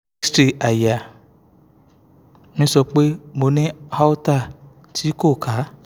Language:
Yoruba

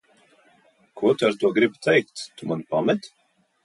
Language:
Latvian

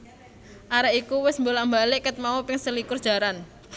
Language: Javanese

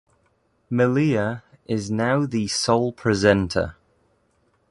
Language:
English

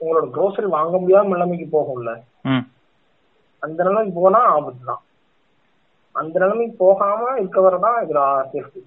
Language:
Tamil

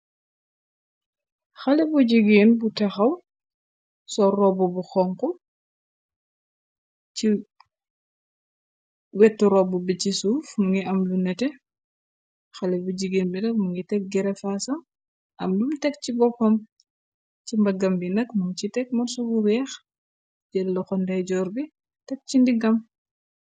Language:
Wolof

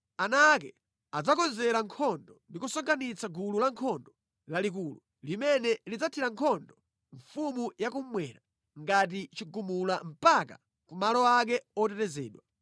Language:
Nyanja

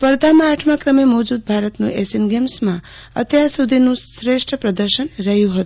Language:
Gujarati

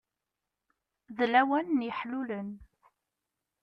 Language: Kabyle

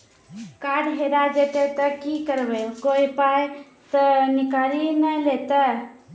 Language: Maithili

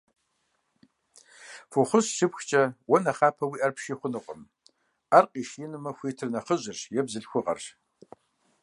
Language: Kabardian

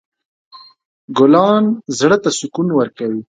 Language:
Pashto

